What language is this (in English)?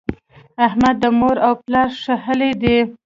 Pashto